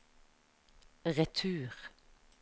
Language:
Norwegian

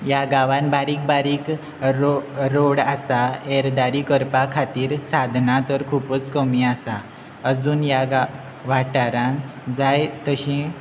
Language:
Konkani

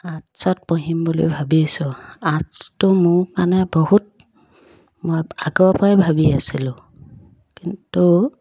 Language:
Assamese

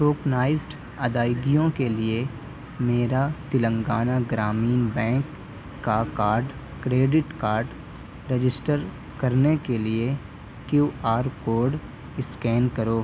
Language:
Urdu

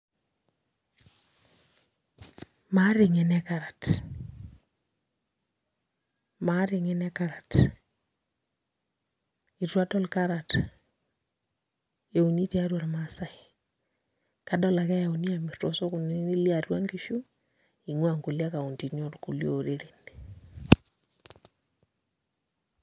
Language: Masai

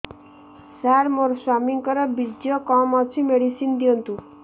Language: Odia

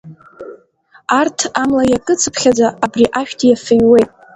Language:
Abkhazian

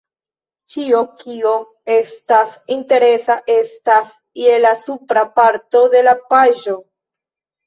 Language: Esperanto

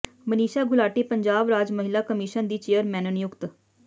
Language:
Punjabi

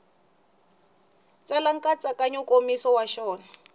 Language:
Tsonga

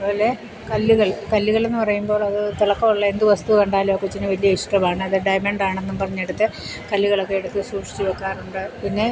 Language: Malayalam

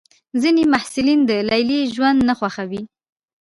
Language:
Pashto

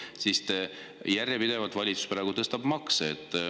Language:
Estonian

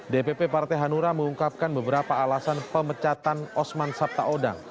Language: Indonesian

